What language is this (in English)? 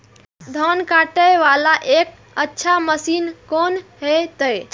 Maithili